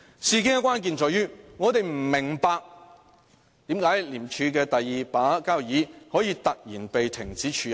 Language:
Cantonese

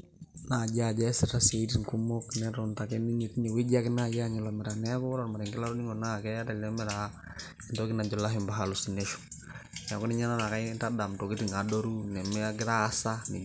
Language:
Masai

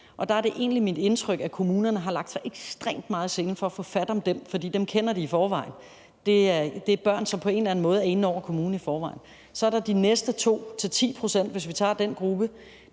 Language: Danish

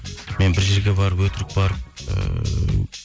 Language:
Kazakh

